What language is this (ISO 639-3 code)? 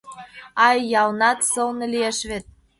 chm